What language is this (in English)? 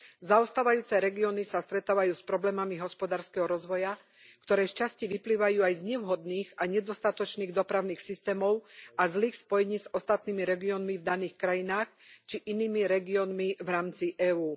Slovak